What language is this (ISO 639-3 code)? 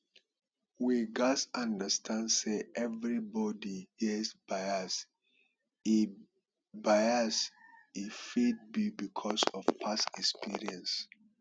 pcm